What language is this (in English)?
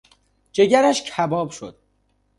Persian